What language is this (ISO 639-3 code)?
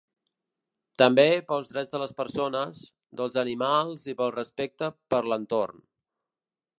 cat